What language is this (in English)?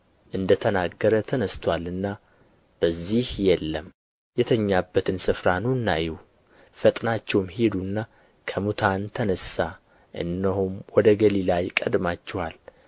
Amharic